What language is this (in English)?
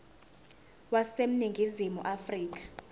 Zulu